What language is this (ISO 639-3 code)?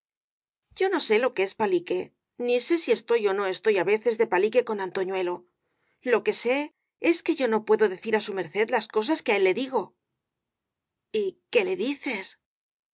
spa